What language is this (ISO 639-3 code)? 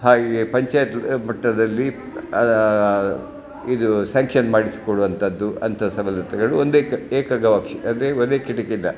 kan